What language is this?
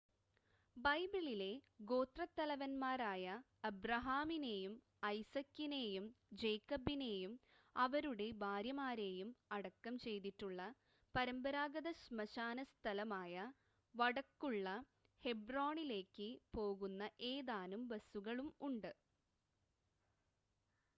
Malayalam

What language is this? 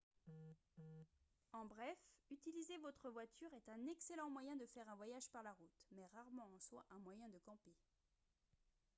French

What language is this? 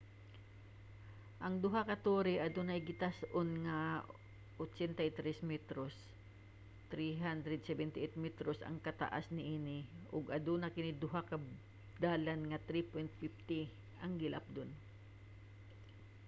Cebuano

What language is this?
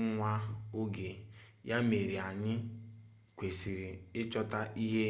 Igbo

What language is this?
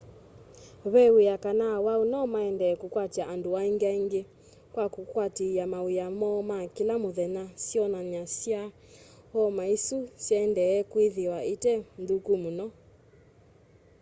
Kamba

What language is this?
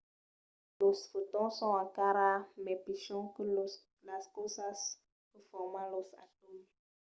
Occitan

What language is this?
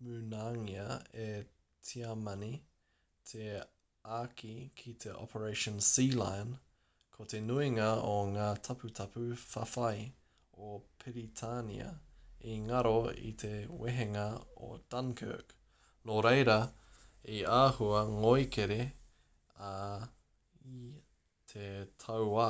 Māori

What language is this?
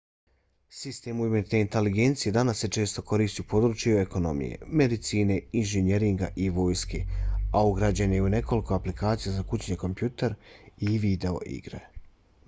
Bosnian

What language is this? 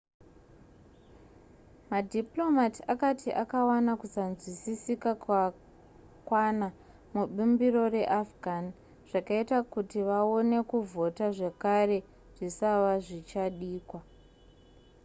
Shona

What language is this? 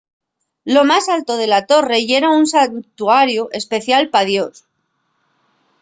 Asturian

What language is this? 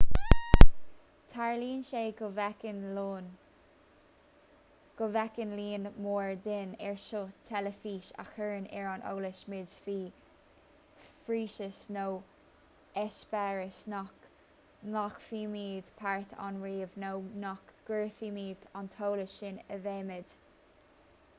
Irish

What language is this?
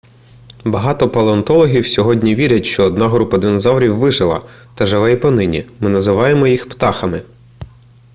Ukrainian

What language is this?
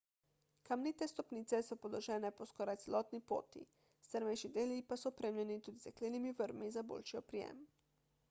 Slovenian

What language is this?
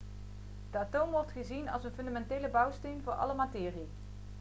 Dutch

